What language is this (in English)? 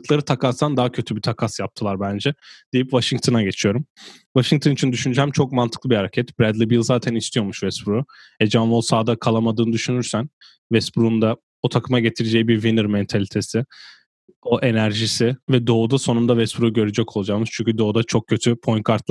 Turkish